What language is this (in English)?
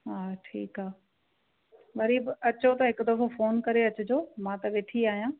Sindhi